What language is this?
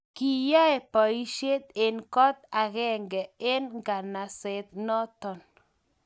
Kalenjin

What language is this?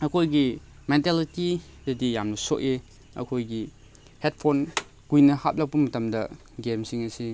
Manipuri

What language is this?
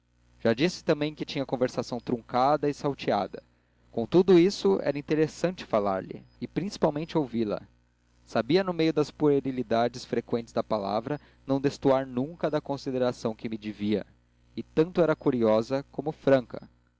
Portuguese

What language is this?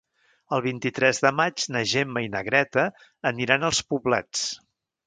Catalan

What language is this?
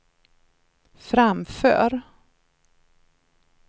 Swedish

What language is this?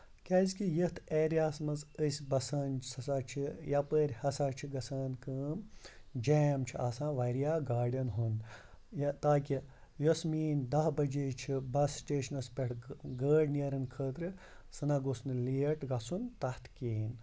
Kashmiri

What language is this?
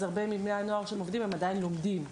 Hebrew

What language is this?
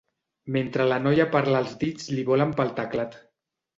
Catalan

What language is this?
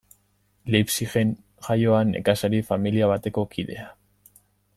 Basque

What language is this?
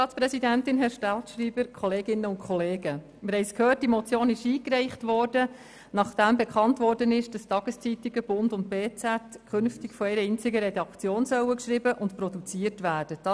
Swiss German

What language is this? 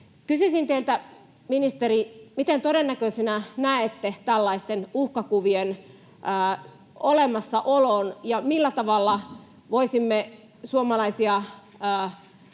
Finnish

